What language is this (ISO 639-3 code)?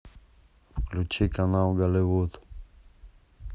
rus